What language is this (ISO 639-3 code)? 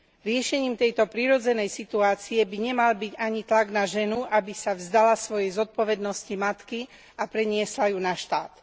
slk